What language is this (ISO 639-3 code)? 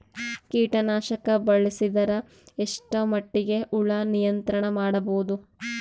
kan